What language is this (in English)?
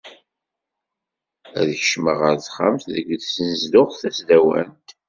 Kabyle